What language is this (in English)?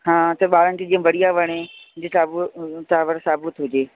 Sindhi